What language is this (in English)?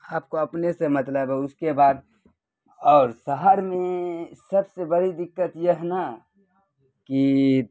Urdu